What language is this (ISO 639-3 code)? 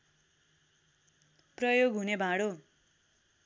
nep